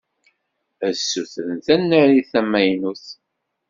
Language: Kabyle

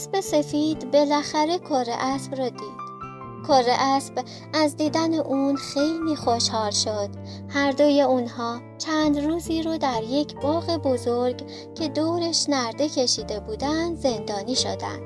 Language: Persian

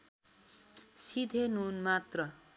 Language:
Nepali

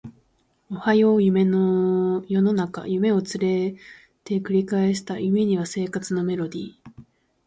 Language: Japanese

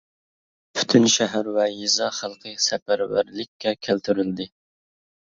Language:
Uyghur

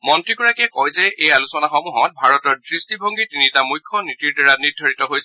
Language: Assamese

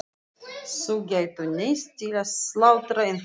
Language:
Icelandic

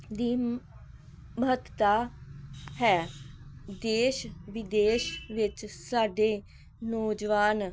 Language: Punjabi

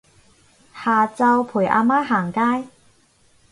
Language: Cantonese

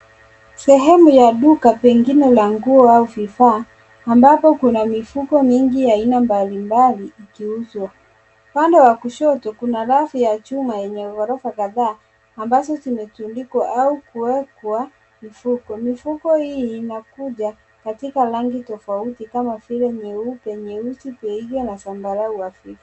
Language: Swahili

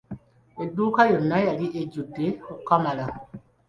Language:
Ganda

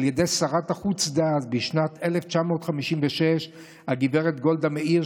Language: Hebrew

